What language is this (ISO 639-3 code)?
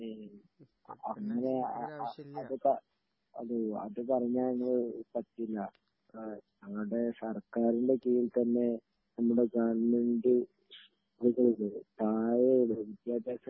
mal